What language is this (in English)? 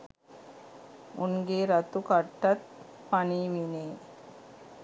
Sinhala